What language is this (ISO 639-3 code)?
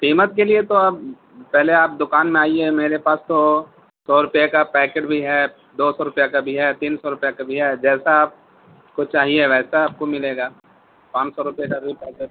urd